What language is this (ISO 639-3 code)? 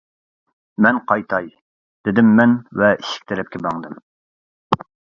uig